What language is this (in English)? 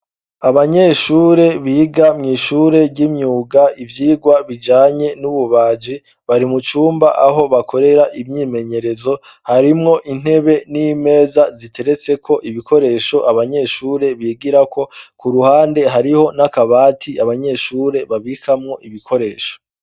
Rundi